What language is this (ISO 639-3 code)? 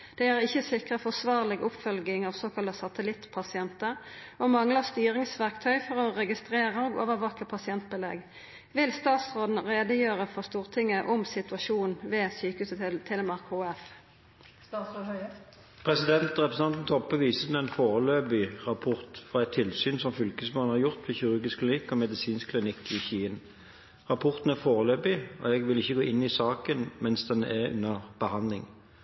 nor